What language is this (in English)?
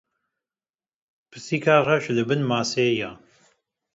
Kurdish